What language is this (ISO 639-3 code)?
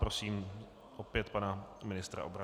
ces